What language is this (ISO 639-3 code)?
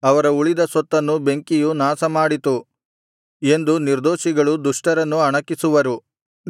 kan